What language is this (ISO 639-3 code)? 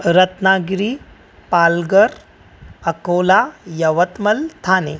snd